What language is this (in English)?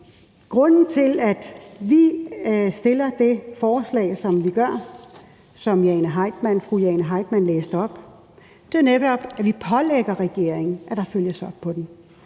Danish